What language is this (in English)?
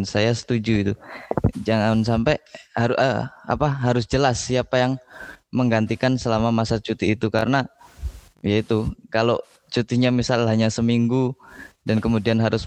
Indonesian